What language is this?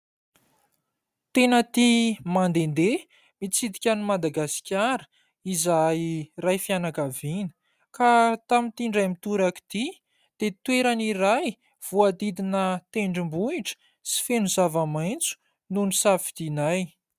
Malagasy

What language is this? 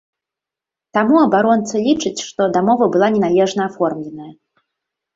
Belarusian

